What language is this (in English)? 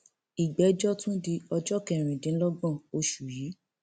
Yoruba